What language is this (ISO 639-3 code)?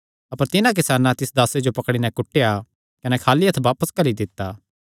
xnr